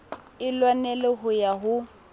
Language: Southern Sotho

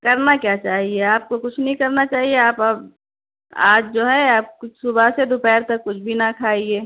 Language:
Urdu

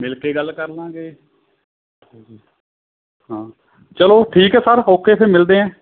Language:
Punjabi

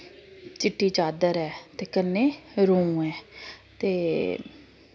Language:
Dogri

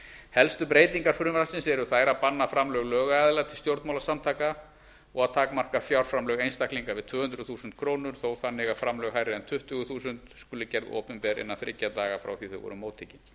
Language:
Icelandic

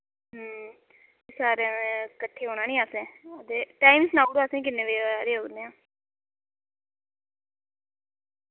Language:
Dogri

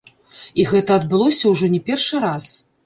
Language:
Belarusian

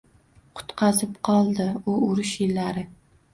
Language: Uzbek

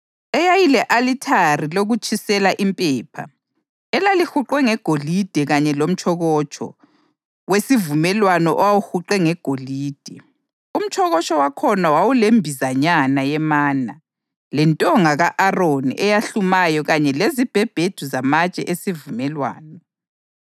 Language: North Ndebele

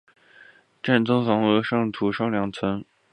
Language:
Chinese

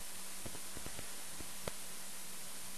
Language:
Hebrew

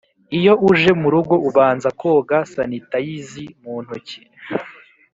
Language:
Kinyarwanda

